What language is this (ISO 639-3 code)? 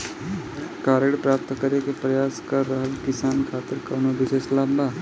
bho